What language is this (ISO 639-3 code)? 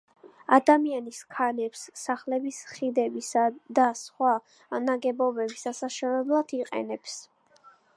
kat